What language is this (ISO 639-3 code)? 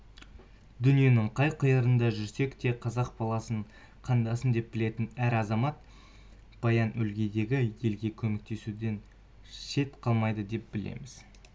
kaz